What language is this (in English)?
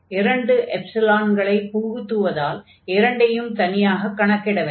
Tamil